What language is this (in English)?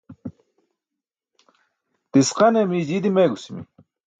Burushaski